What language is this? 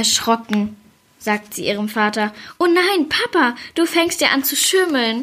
German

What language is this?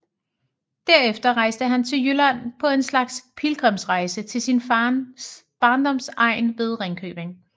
Danish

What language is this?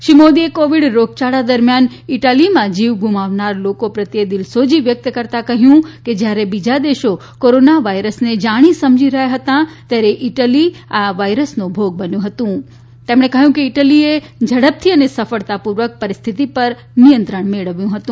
Gujarati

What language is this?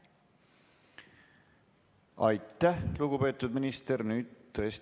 Estonian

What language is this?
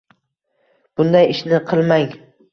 Uzbek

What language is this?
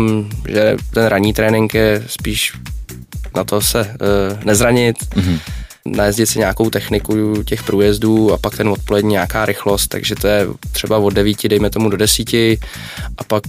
Czech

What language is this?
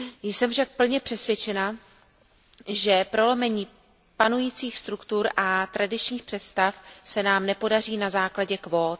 Czech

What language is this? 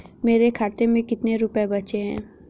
Hindi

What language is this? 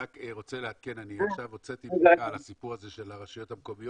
Hebrew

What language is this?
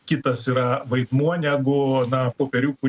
Lithuanian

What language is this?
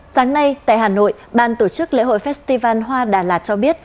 Vietnamese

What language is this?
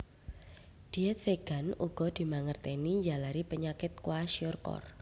Javanese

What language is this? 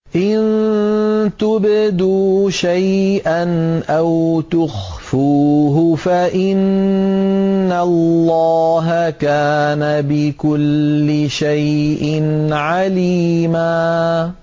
Arabic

